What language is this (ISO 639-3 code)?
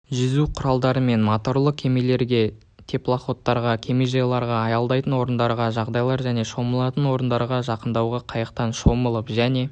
kaz